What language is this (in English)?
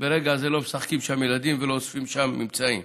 Hebrew